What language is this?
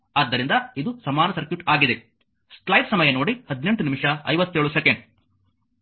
Kannada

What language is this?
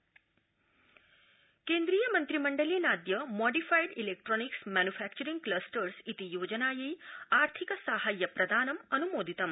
Sanskrit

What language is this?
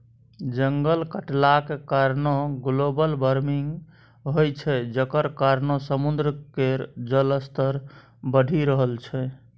Maithili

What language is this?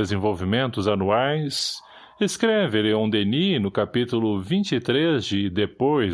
Portuguese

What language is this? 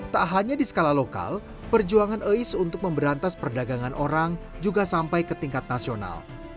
Indonesian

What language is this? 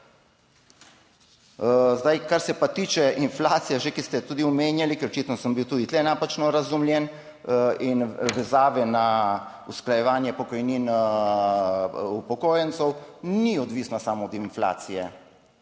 Slovenian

